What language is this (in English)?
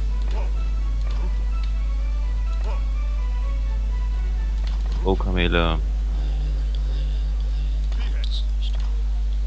German